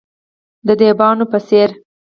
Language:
Pashto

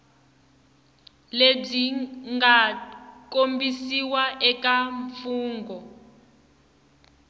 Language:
Tsonga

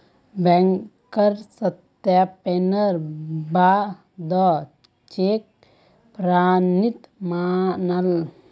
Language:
Magahi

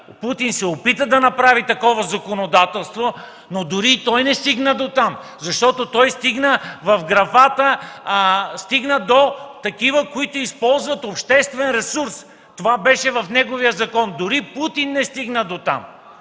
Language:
Bulgarian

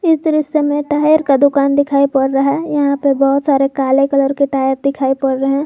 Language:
Hindi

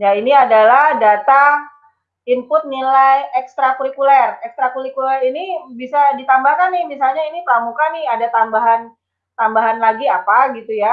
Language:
Indonesian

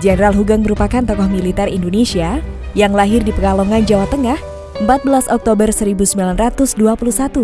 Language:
Indonesian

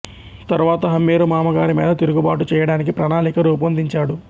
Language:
Telugu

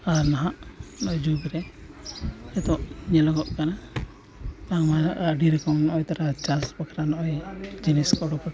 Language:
Santali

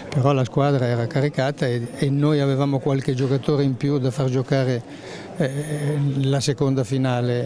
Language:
Italian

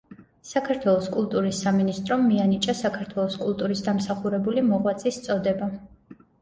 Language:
Georgian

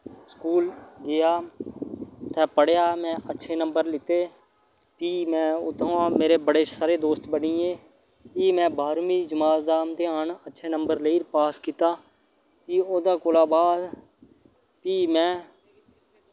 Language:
Dogri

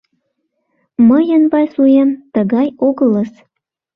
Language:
Mari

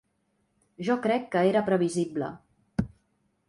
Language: Catalan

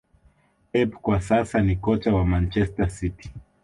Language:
Swahili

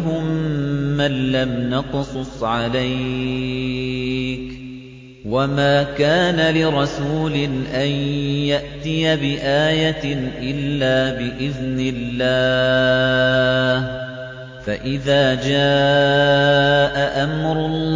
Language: Arabic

